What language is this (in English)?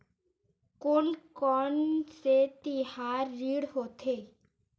Chhattisgarhi